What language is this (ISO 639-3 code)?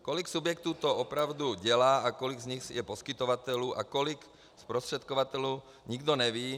ces